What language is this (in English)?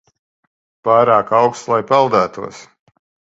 Latvian